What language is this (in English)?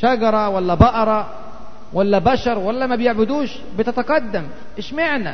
Arabic